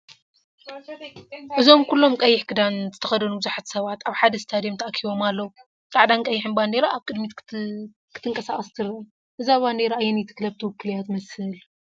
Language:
Tigrinya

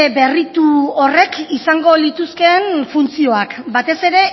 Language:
Basque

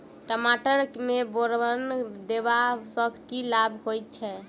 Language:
Maithili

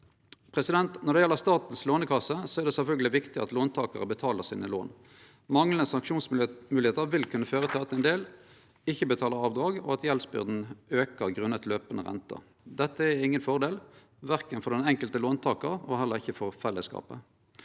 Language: Norwegian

